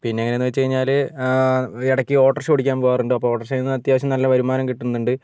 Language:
Malayalam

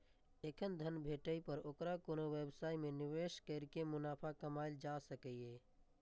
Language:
Maithili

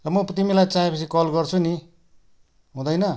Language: Nepali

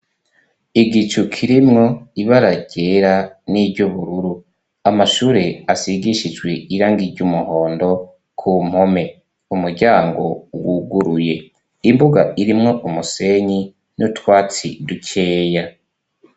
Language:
Rundi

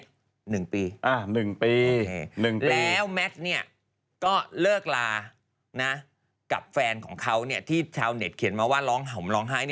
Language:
Thai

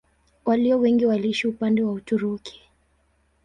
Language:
Swahili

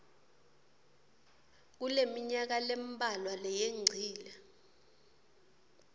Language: Swati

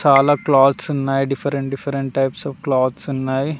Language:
Telugu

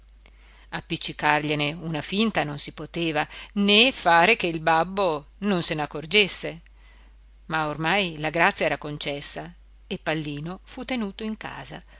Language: Italian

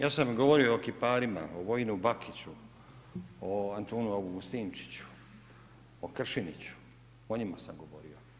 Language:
Croatian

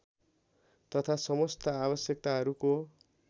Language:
Nepali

